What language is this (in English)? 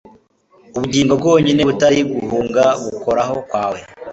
Kinyarwanda